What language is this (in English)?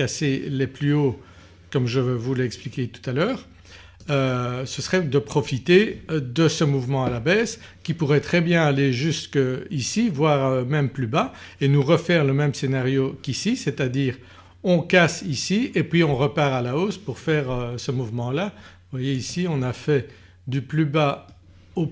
French